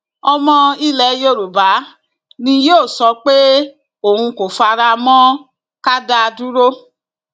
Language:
Yoruba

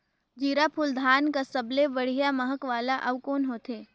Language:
Chhattisgarhi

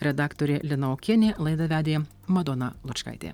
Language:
Lithuanian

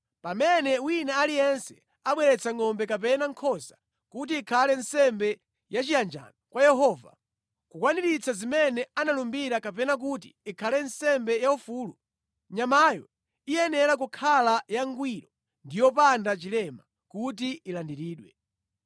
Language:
Nyanja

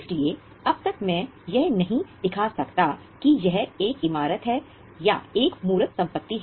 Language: Hindi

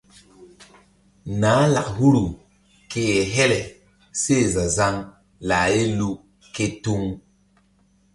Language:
Mbum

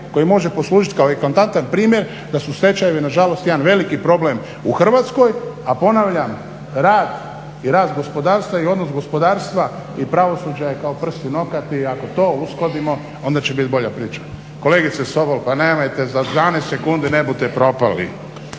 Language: Croatian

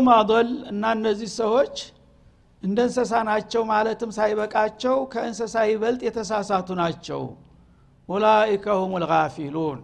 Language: Amharic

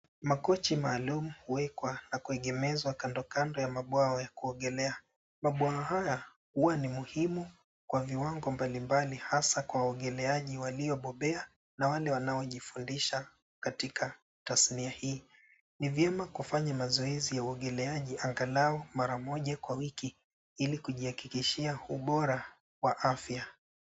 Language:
Swahili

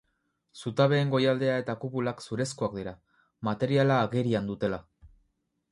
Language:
Basque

